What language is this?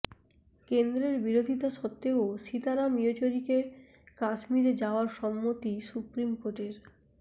Bangla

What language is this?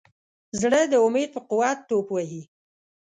Pashto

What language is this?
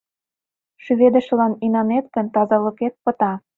Mari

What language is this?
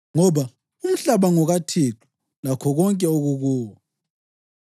North Ndebele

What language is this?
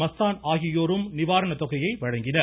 Tamil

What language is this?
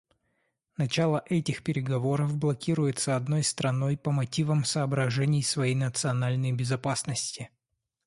Russian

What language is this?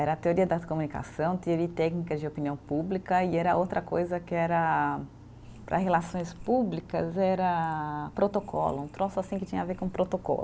Portuguese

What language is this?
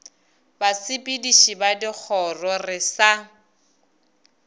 Northern Sotho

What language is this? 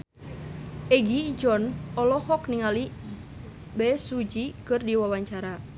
Sundanese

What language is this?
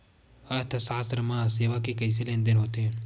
Chhattisgarhi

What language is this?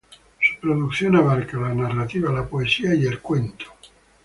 Spanish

